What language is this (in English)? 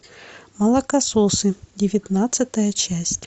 Russian